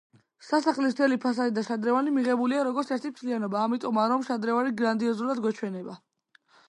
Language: Georgian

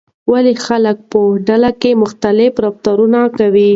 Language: Pashto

